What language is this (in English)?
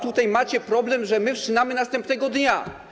Polish